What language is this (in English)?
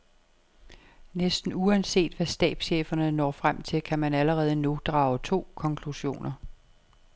Danish